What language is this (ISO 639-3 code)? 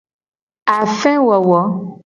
gej